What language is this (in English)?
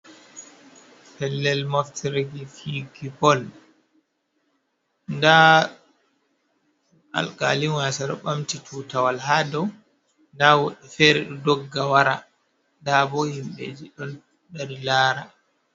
Fula